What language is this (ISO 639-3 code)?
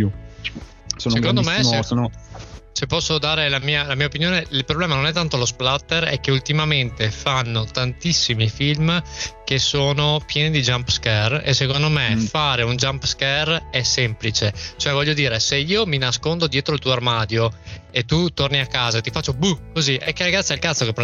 ita